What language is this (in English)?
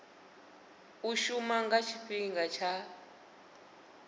Venda